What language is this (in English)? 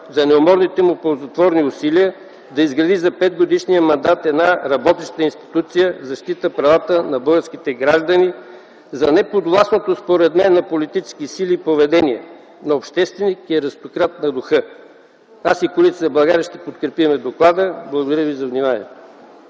Bulgarian